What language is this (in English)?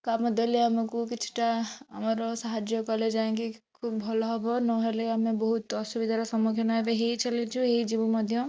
Odia